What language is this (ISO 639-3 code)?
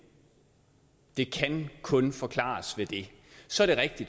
dan